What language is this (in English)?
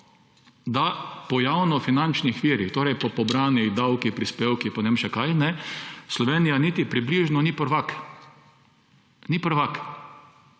Slovenian